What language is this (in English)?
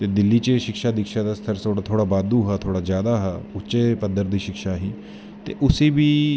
Dogri